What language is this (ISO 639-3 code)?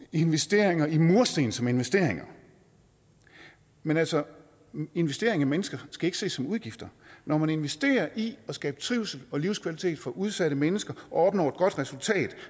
dan